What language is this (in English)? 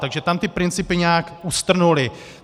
Czech